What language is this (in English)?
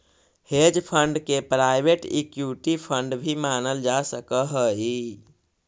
Magahi